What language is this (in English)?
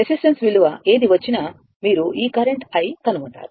Telugu